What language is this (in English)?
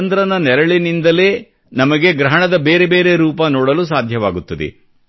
Kannada